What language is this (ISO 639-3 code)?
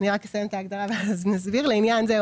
heb